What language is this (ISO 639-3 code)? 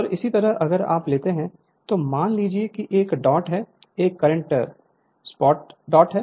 hin